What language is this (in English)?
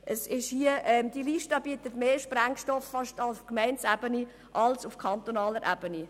Swiss German